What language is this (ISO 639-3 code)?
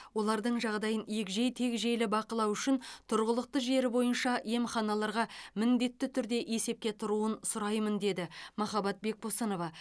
kaz